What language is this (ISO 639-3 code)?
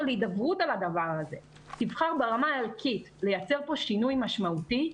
heb